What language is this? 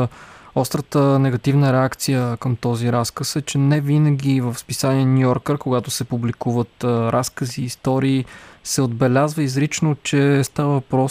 Bulgarian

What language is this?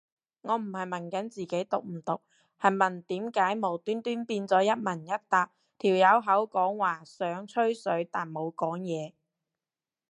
Cantonese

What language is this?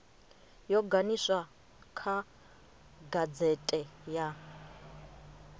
Venda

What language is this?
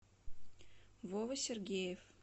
Russian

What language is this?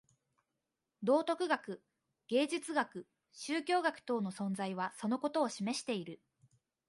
Japanese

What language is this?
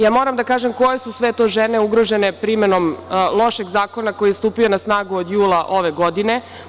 Serbian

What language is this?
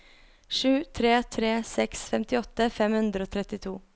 Norwegian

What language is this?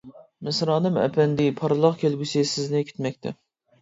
Uyghur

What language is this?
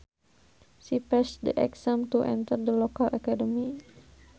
Sundanese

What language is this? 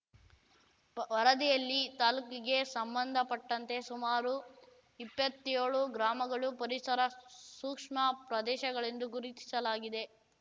Kannada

